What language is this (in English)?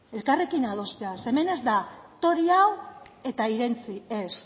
Basque